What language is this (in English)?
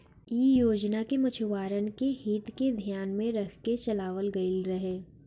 Bhojpuri